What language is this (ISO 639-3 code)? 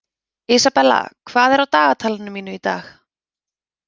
isl